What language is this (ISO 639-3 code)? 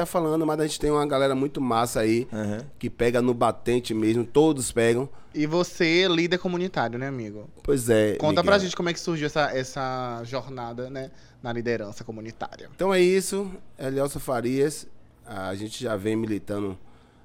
por